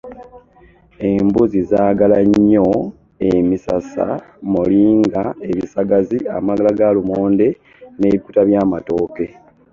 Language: Ganda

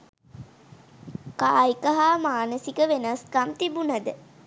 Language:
Sinhala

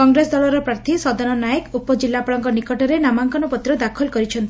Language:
Odia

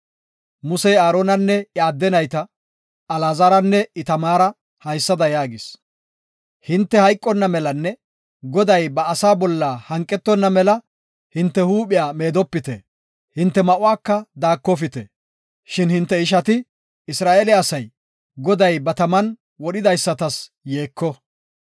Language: Gofa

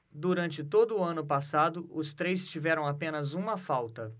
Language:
Portuguese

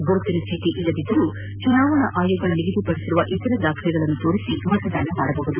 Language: Kannada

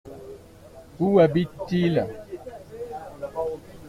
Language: French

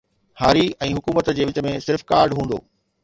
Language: Sindhi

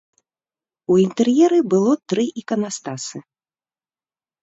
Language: Belarusian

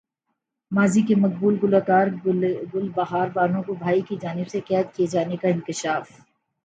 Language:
Urdu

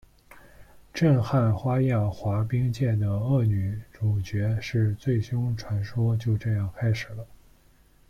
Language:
Chinese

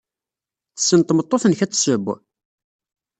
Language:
Kabyle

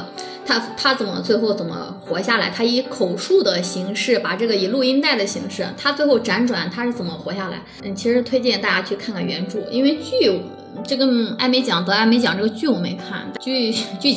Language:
Chinese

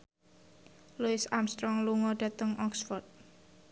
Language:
Javanese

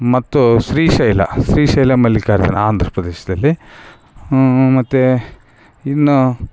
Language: Kannada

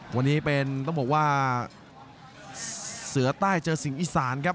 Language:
Thai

